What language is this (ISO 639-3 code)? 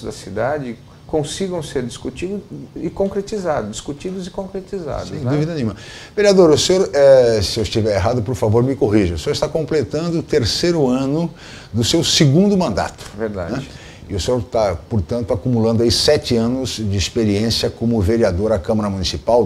por